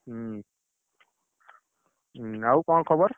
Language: Odia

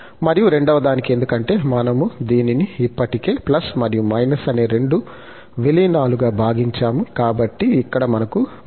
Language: Telugu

